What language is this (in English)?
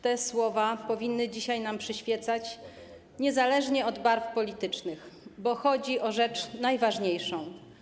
Polish